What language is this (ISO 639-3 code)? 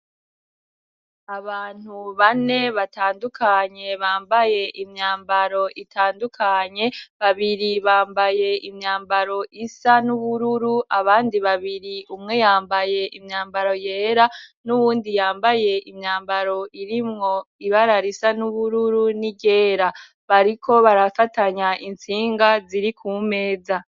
run